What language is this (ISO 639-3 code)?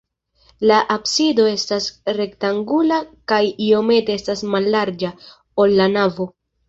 epo